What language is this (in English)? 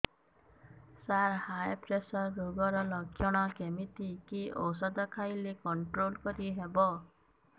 Odia